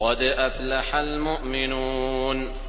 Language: Arabic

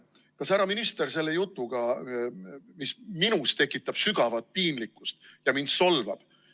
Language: Estonian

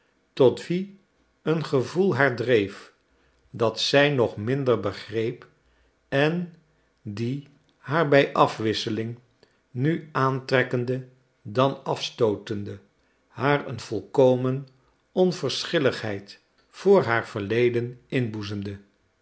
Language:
Dutch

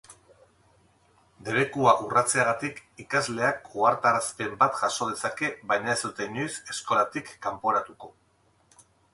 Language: Basque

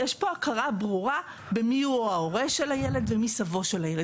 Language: Hebrew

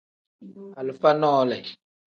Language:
Tem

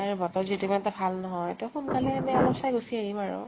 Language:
Assamese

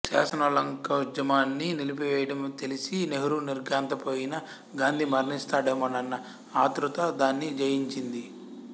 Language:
Telugu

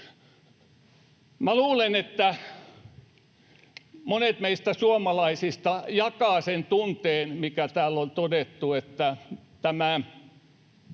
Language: Finnish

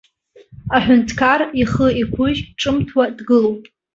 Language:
Abkhazian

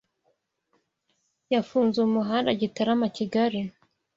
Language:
Kinyarwanda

